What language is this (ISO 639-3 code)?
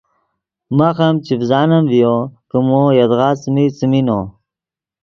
ydg